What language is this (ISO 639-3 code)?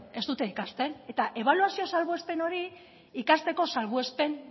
eus